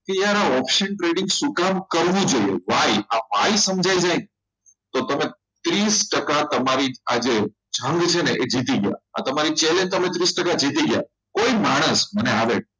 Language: Gujarati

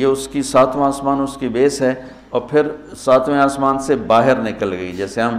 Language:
Urdu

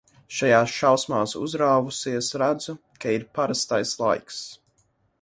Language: Latvian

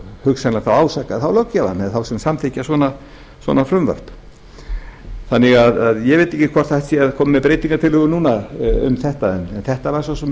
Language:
Icelandic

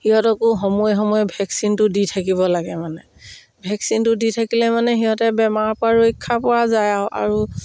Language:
Assamese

